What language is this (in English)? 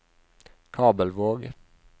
Norwegian